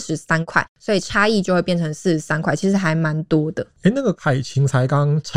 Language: Chinese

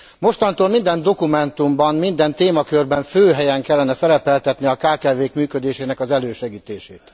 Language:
Hungarian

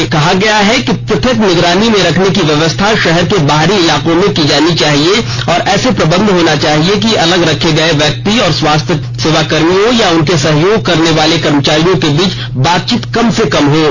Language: Hindi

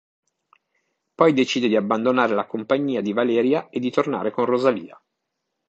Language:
Italian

